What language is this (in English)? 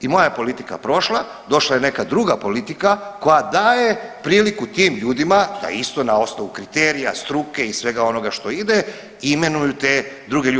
Croatian